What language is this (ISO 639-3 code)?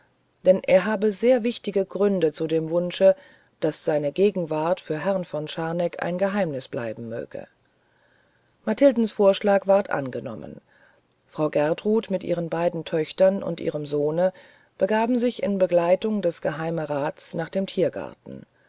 deu